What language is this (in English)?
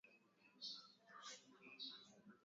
Swahili